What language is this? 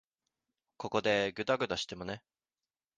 Japanese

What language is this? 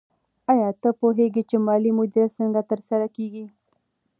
Pashto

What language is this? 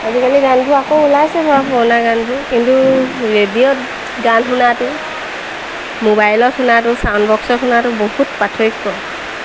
Assamese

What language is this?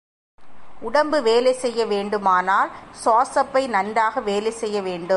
Tamil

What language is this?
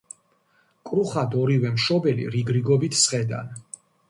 Georgian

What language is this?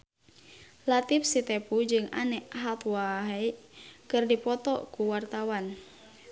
Sundanese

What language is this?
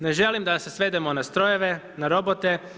Croatian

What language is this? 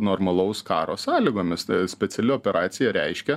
Lithuanian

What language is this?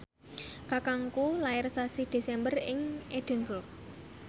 Javanese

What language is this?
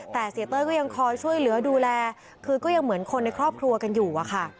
Thai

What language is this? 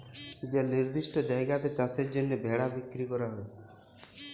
Bangla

